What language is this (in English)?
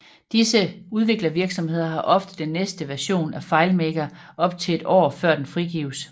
Danish